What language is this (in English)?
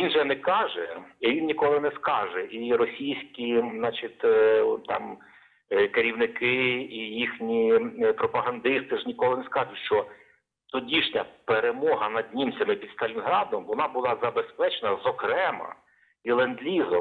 Ukrainian